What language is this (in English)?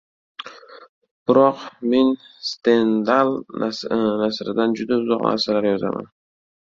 Uzbek